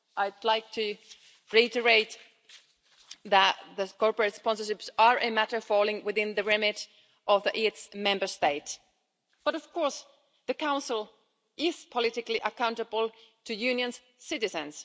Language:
English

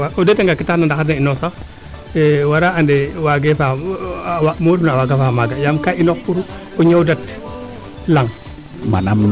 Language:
Serer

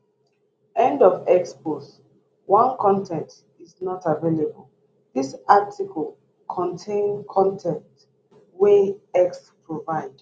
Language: Nigerian Pidgin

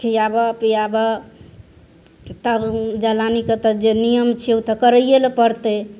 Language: Maithili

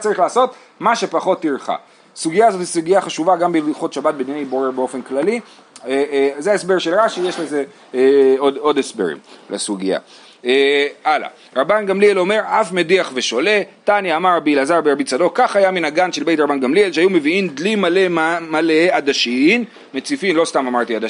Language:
Hebrew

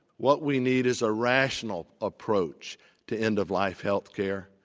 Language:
English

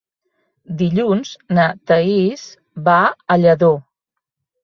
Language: Catalan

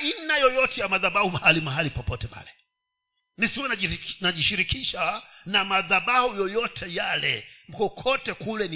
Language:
Swahili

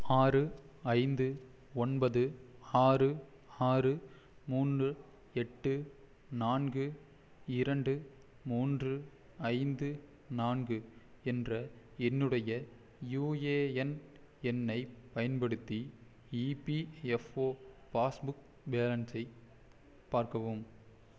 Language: Tamil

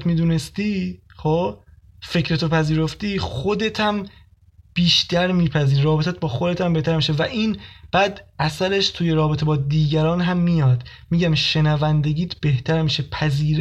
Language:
Persian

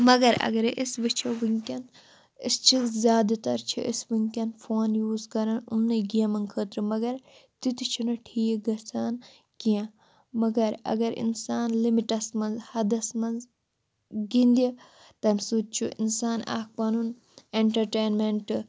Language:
Kashmiri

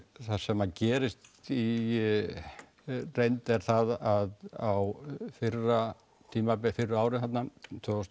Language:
Icelandic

